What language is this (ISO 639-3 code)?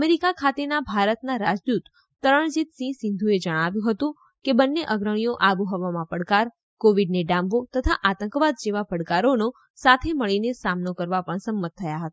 guj